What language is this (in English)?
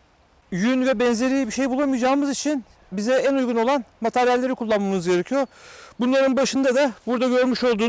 Turkish